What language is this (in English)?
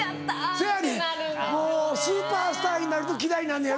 Japanese